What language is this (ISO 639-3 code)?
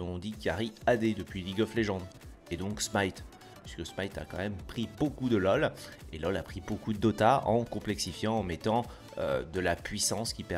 fra